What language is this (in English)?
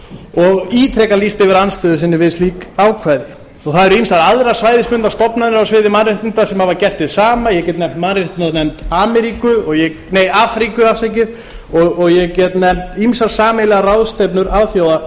Icelandic